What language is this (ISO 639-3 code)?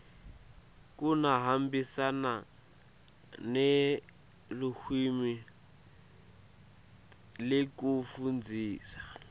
ssw